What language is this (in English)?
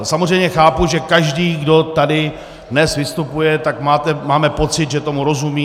Czech